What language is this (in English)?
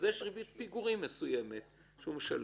Hebrew